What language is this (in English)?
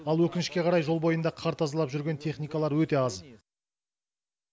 Kazakh